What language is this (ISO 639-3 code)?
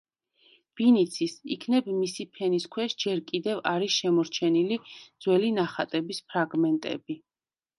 kat